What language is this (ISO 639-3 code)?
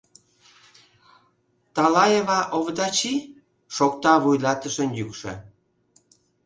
chm